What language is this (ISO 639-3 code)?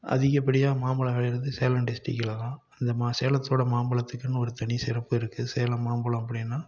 tam